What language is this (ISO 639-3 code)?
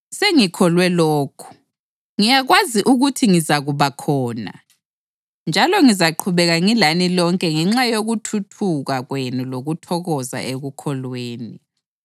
nde